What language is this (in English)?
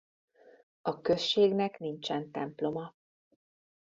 Hungarian